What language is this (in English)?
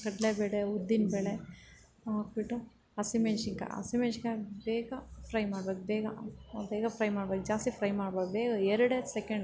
Kannada